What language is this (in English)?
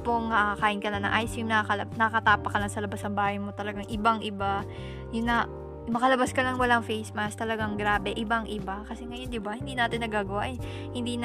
Filipino